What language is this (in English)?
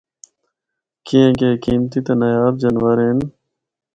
Northern Hindko